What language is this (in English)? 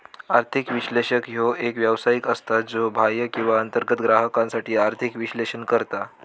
Marathi